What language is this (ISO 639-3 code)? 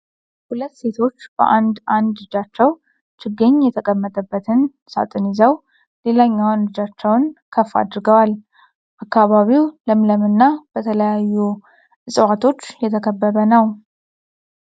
amh